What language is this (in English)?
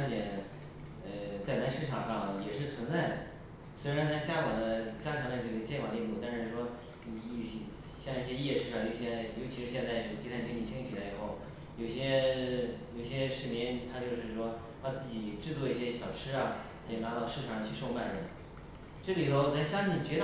Chinese